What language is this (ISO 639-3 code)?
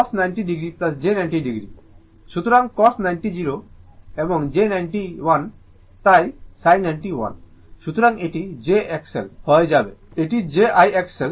ben